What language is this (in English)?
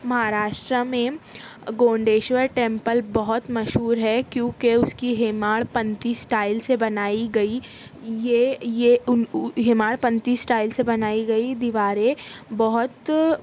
Urdu